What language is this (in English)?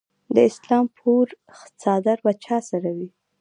Pashto